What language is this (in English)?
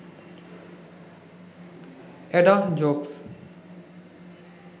Bangla